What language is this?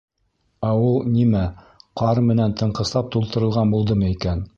Bashkir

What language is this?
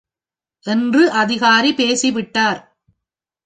Tamil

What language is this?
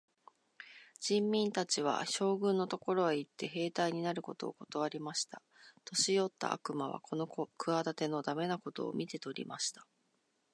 Japanese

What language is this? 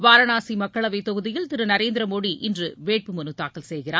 Tamil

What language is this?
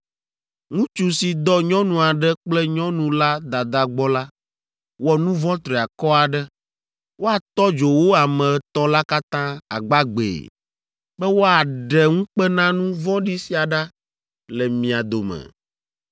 Ewe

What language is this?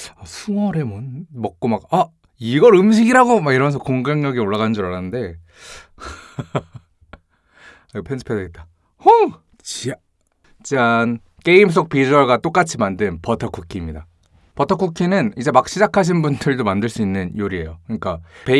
Korean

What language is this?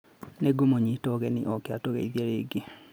Kikuyu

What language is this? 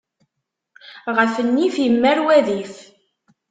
Kabyle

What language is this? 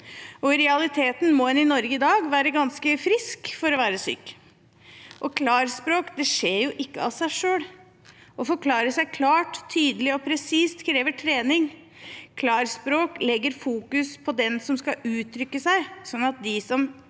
Norwegian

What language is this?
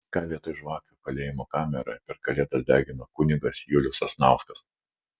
Lithuanian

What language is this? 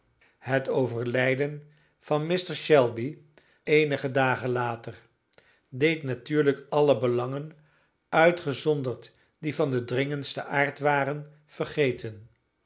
Dutch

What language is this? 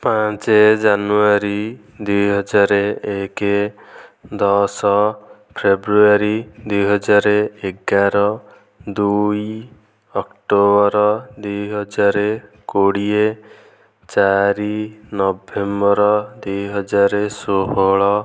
Odia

